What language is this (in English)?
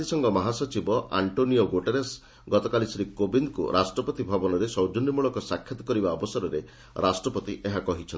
Odia